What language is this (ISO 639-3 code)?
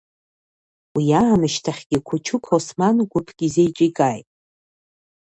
abk